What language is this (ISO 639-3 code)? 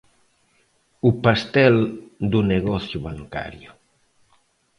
glg